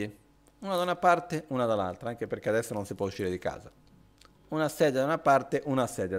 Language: Italian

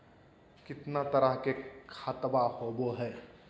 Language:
Magahi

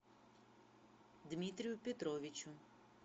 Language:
Russian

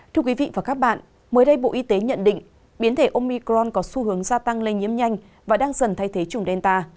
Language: Vietnamese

